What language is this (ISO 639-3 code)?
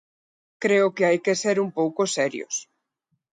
glg